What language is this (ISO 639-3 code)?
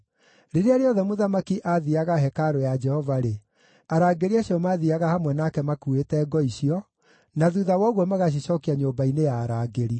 kik